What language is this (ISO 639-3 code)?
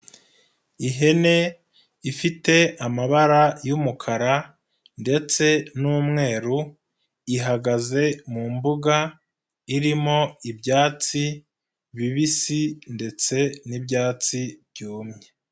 kin